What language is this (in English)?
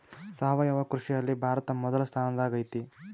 Kannada